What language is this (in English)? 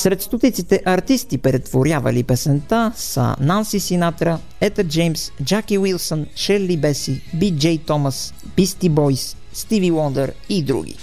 Bulgarian